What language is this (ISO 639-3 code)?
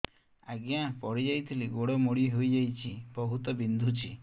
ori